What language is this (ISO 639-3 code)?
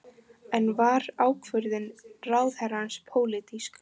isl